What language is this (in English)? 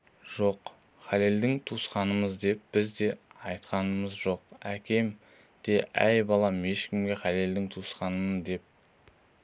Kazakh